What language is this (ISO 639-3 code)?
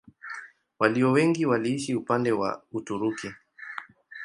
swa